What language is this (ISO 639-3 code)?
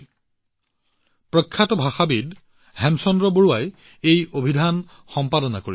asm